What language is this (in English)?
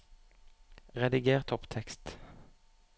Norwegian